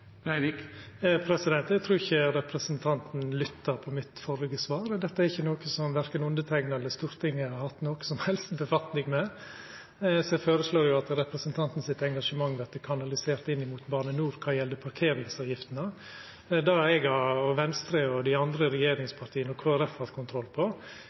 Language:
Norwegian Nynorsk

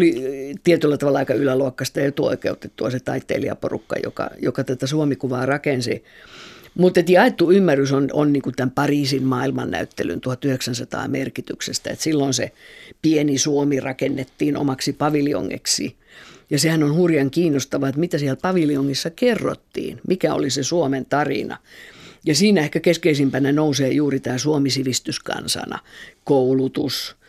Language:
Finnish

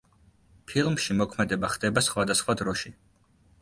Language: Georgian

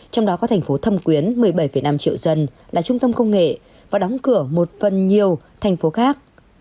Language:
Vietnamese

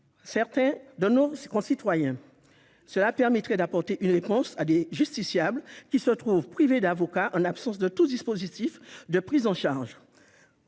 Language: French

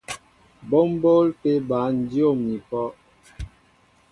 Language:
Mbo (Cameroon)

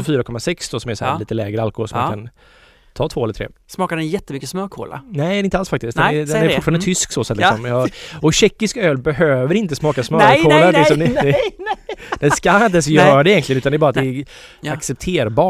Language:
Swedish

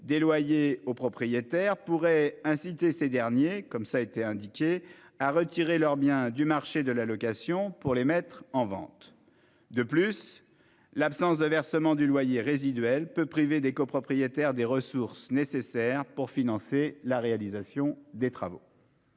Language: French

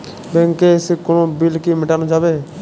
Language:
Bangla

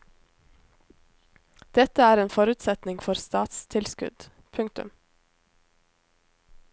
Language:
Norwegian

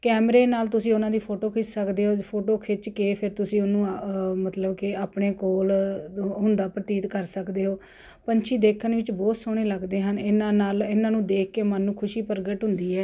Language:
Punjabi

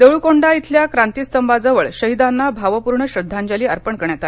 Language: Marathi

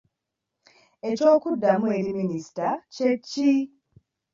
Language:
Ganda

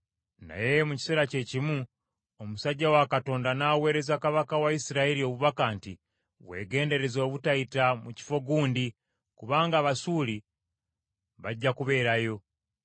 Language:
Ganda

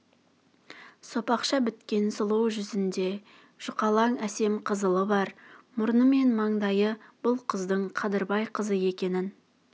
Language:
Kazakh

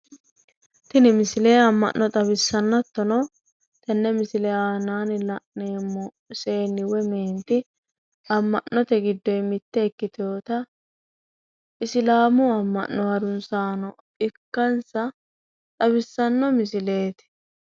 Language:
Sidamo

